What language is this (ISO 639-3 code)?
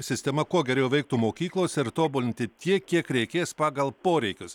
lit